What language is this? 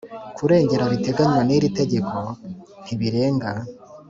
Kinyarwanda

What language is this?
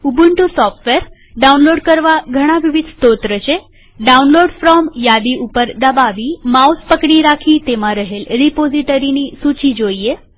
Gujarati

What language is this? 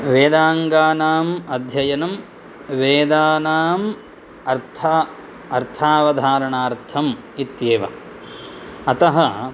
Sanskrit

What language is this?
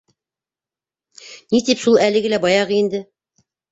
Bashkir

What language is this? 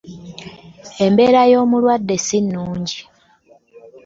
Ganda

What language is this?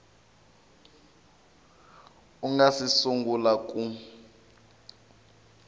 Tsonga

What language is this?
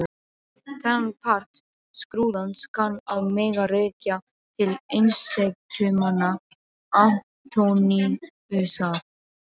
Icelandic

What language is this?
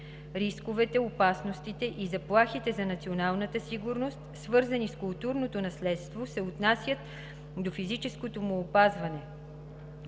Bulgarian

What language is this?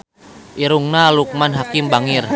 Sundanese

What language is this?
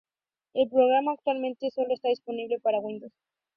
Spanish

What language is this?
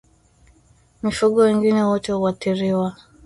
Swahili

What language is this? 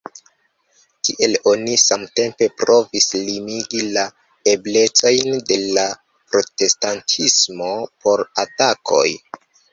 Esperanto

